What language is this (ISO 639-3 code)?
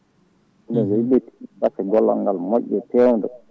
ful